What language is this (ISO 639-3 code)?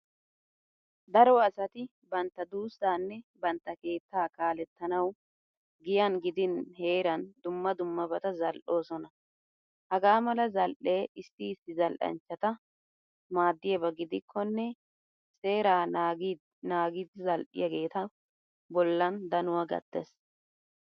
wal